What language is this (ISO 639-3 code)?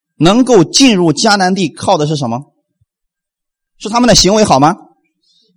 zho